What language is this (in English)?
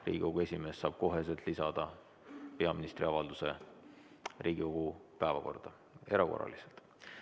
Estonian